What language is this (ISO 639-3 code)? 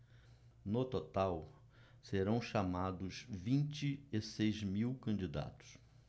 por